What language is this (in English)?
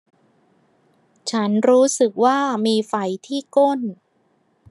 Thai